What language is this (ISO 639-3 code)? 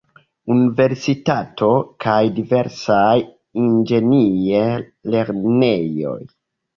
epo